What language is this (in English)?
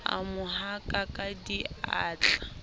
Southern Sotho